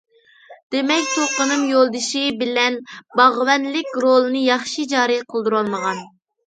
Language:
Uyghur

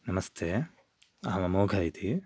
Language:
Sanskrit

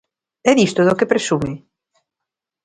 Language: Galician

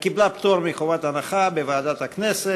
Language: Hebrew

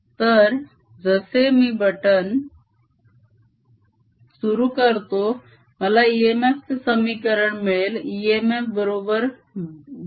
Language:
Marathi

